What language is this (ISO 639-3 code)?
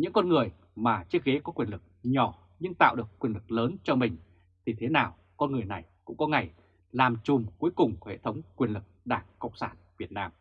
vie